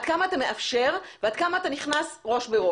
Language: Hebrew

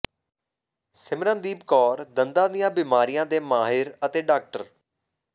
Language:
Punjabi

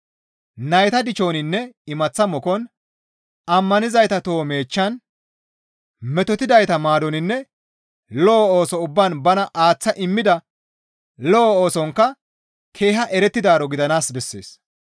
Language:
Gamo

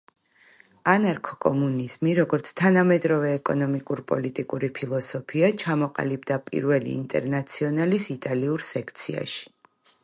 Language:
Georgian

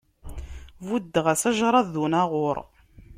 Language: Kabyle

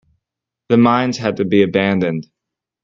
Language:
English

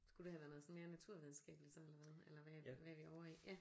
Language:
Danish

